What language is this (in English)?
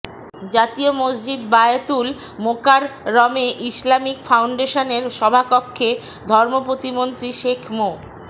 Bangla